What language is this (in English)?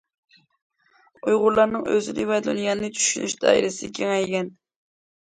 Uyghur